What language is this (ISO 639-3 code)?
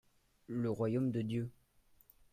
fra